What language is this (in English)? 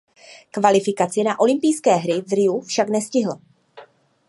Czech